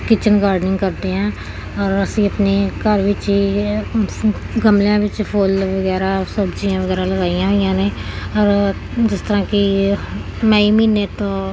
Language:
Punjabi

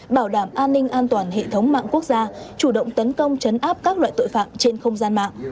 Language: Vietnamese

